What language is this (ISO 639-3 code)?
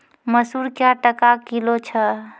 mai